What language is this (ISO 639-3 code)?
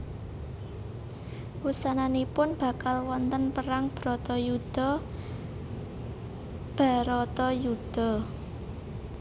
jav